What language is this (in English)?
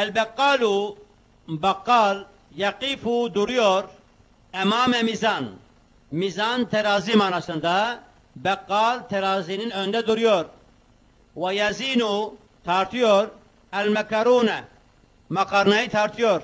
Turkish